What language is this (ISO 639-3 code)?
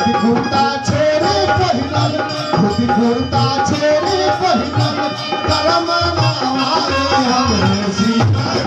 ara